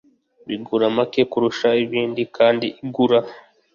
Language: Kinyarwanda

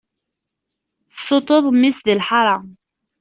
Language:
Kabyle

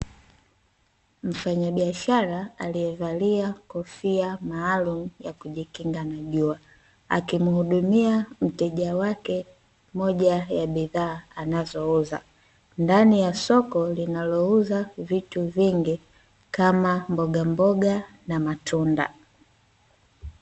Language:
Swahili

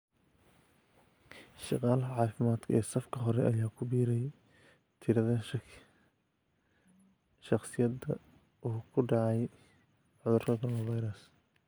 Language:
Somali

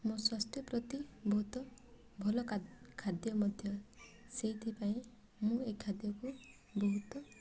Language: Odia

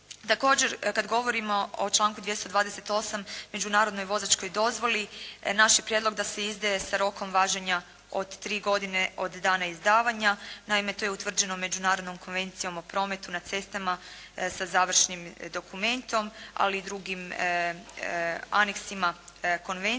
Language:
Croatian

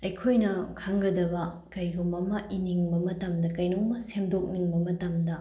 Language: Manipuri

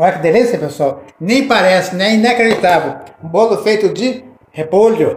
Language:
Portuguese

